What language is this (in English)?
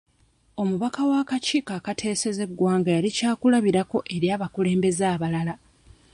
Ganda